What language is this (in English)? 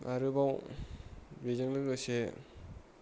Bodo